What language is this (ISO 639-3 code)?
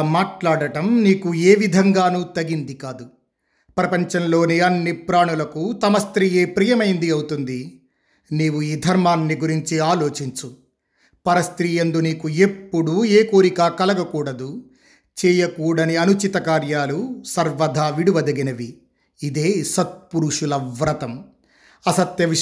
tel